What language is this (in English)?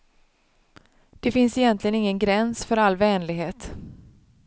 Swedish